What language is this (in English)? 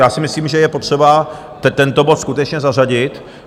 Czech